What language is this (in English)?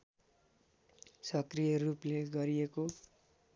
Nepali